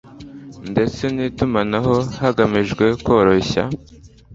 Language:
Kinyarwanda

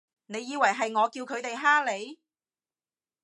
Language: Cantonese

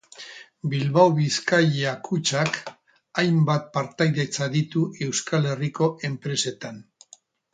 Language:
Basque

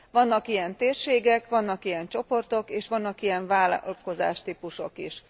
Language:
Hungarian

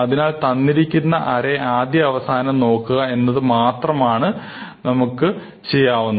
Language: Malayalam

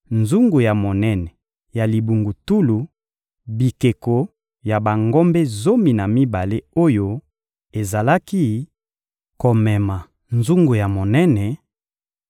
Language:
Lingala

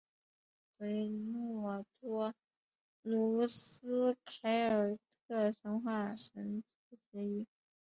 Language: Chinese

